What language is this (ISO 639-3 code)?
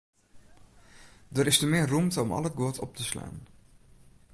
fry